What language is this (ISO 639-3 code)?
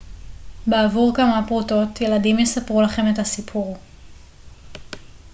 heb